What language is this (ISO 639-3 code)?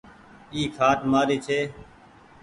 gig